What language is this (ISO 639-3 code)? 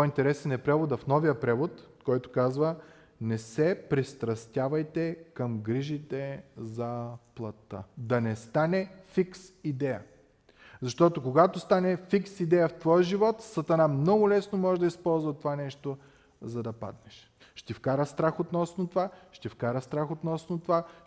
bul